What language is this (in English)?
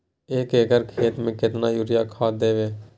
Maithili